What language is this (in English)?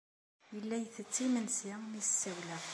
Kabyle